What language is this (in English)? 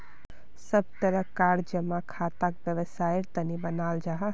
Magahi